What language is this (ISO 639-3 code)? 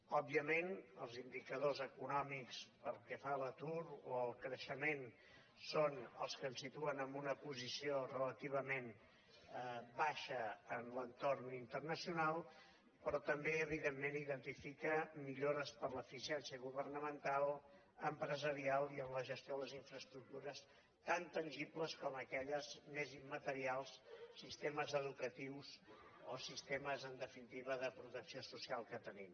cat